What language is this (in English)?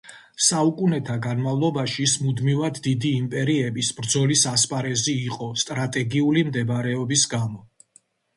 Georgian